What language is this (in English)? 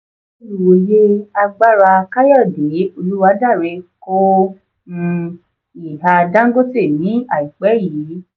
Yoruba